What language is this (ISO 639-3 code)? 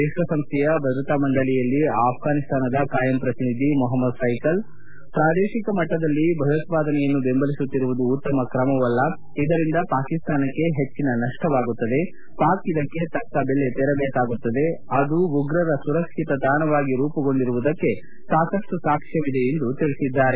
kan